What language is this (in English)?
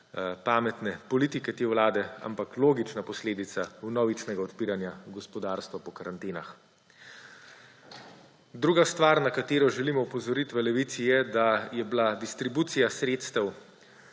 Slovenian